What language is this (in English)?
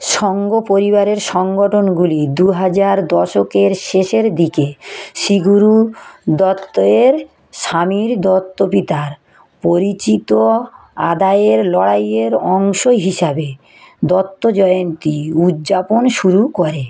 Bangla